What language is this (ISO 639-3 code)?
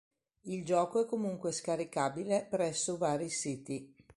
ita